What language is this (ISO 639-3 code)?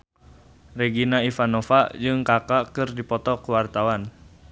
sun